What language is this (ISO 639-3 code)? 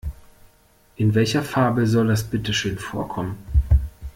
deu